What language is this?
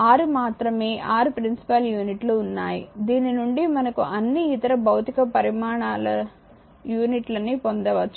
Telugu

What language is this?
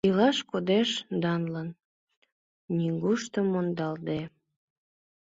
Mari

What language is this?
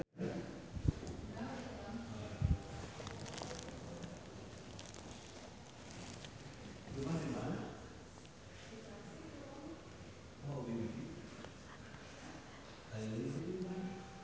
Sundanese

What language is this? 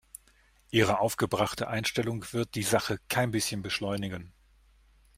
German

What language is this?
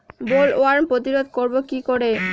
Bangla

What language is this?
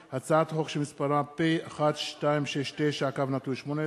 Hebrew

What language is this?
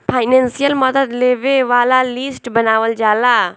Bhojpuri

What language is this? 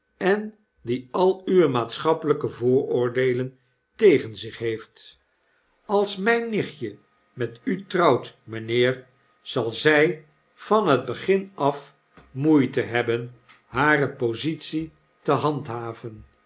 Dutch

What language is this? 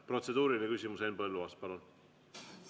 Estonian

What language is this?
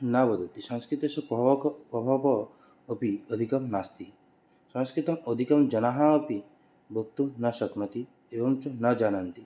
Sanskrit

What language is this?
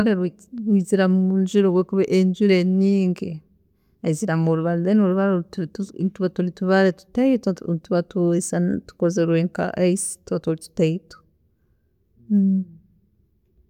Tooro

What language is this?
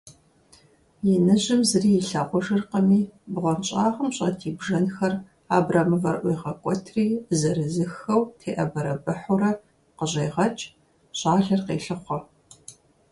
Kabardian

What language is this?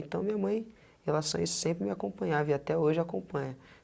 Portuguese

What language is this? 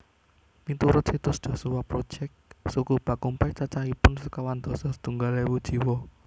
Javanese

